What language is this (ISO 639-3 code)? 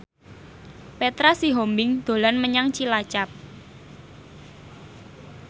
jav